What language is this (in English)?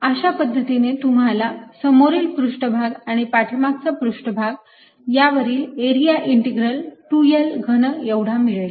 Marathi